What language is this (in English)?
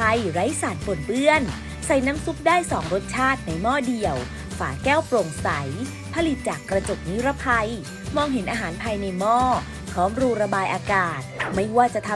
Thai